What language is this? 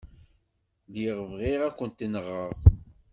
Kabyle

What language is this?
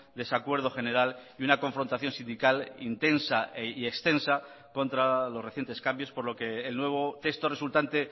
Spanish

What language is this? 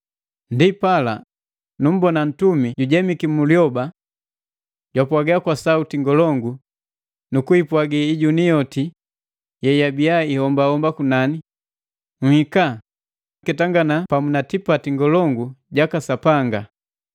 Matengo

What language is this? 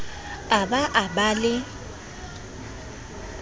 Southern Sotho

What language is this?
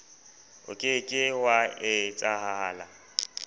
Southern Sotho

